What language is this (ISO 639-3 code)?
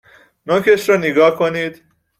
fas